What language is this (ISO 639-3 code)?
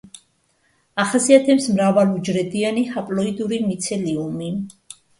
kat